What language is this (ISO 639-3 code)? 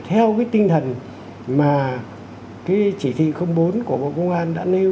vie